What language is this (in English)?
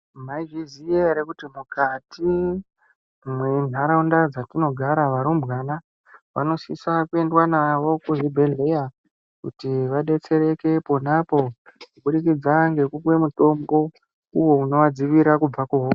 Ndau